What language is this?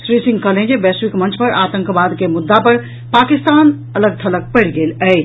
Maithili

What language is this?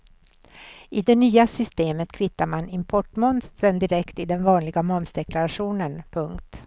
Swedish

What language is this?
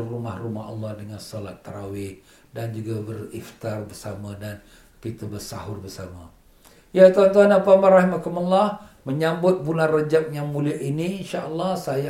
Malay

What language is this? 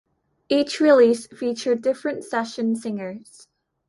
English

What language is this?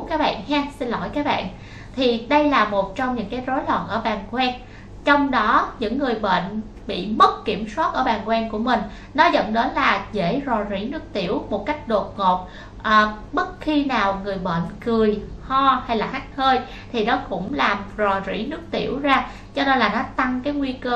Vietnamese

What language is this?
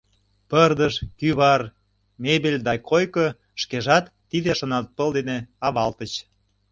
Mari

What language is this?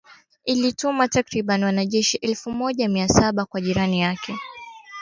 Swahili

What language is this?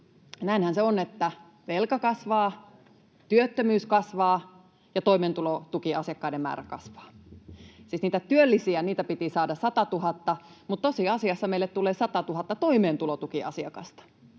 Finnish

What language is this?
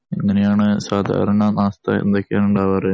Malayalam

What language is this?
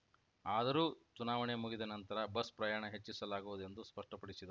Kannada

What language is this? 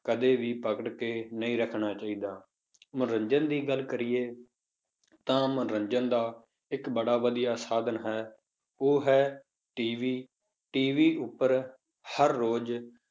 Punjabi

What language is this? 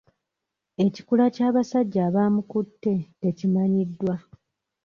Ganda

